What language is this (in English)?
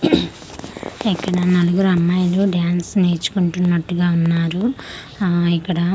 Telugu